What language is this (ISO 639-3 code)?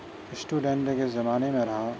urd